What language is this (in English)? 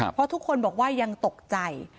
Thai